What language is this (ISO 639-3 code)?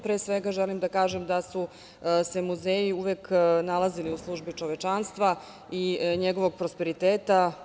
srp